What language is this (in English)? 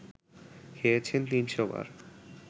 Bangla